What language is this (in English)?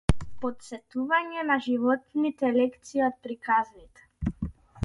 Macedonian